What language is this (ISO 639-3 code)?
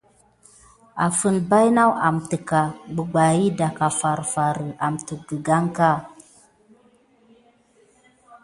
gid